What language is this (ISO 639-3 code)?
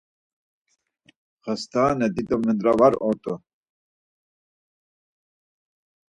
lzz